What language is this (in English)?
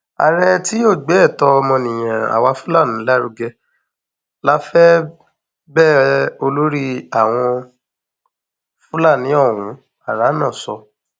Yoruba